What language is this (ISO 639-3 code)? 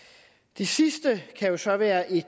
dan